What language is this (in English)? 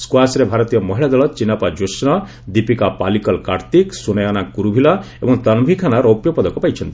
Odia